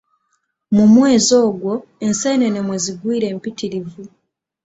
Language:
Ganda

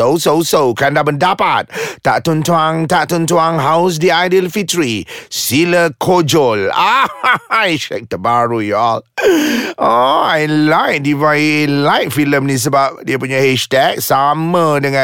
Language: Malay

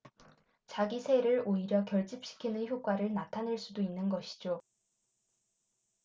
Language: Korean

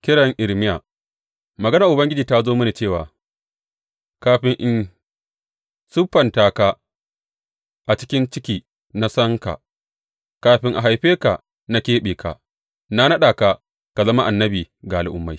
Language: Hausa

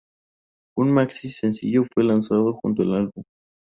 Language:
Spanish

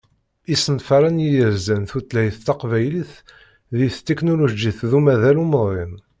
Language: Kabyle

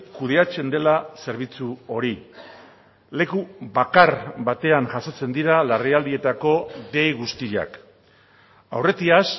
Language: Basque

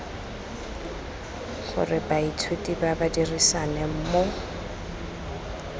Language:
Tswana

